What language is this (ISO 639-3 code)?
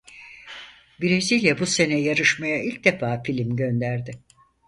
tur